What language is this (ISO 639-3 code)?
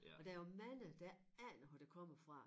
dan